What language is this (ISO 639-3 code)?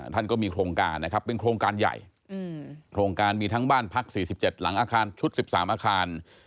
tha